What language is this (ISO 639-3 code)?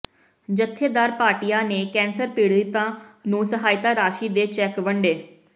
pan